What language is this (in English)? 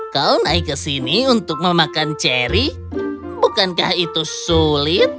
Indonesian